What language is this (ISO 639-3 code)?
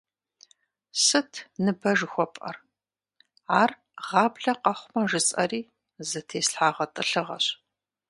kbd